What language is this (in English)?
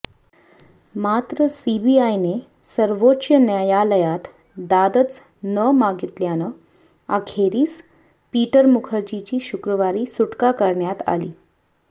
Marathi